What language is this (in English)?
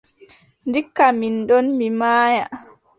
Adamawa Fulfulde